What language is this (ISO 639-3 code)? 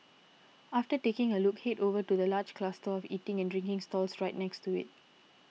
eng